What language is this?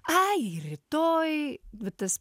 Lithuanian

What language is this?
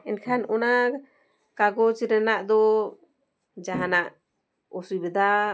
Santali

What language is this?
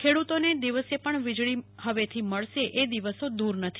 Gujarati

